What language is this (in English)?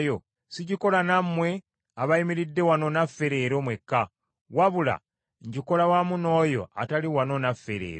Ganda